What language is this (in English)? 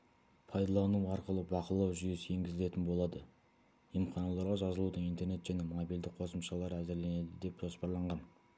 Kazakh